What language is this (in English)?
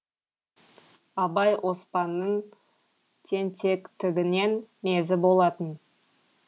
Kazakh